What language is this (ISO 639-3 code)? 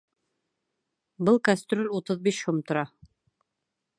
bak